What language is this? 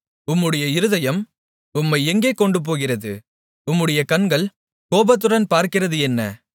Tamil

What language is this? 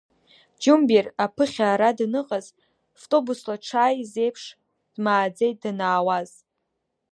Abkhazian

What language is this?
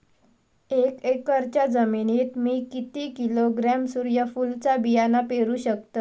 Marathi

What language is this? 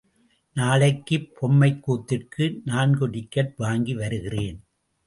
Tamil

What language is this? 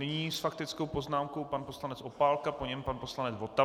Czech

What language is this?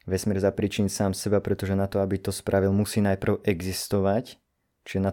Slovak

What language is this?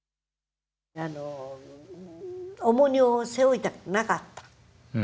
Japanese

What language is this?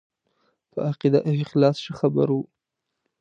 Pashto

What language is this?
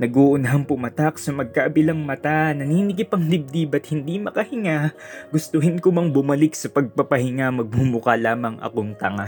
Filipino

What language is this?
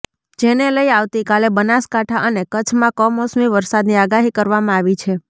Gujarati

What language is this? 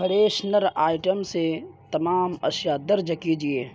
Urdu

